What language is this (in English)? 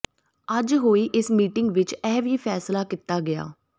Punjabi